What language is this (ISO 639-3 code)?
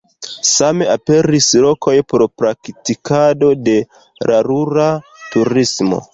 epo